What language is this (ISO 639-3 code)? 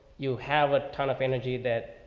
eng